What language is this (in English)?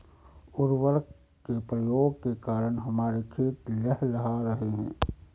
Hindi